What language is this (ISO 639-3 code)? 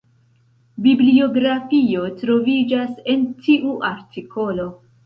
epo